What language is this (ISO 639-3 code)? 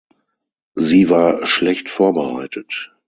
deu